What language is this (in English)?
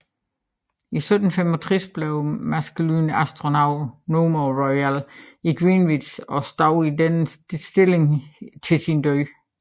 Danish